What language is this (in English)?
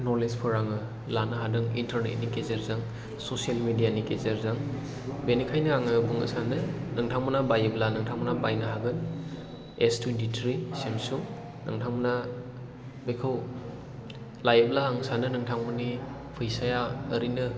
Bodo